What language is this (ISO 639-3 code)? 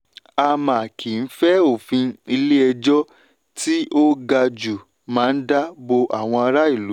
yor